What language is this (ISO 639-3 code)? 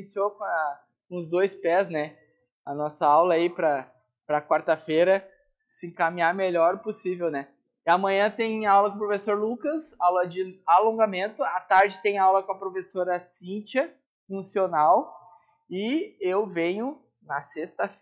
por